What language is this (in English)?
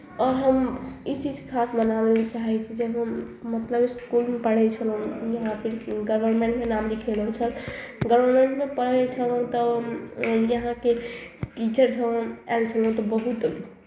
Maithili